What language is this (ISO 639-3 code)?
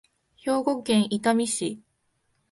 jpn